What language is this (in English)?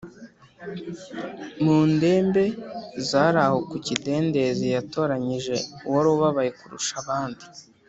Kinyarwanda